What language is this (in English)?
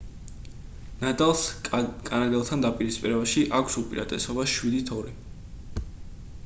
Georgian